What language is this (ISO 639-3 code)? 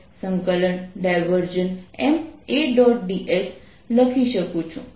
guj